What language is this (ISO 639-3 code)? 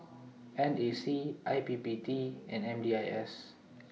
eng